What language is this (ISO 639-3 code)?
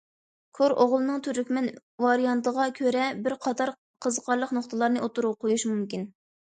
uig